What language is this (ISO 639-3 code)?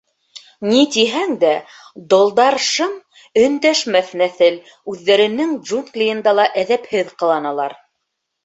bak